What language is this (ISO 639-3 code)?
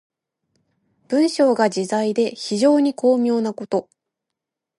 jpn